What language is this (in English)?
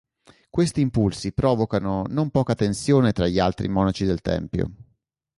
Italian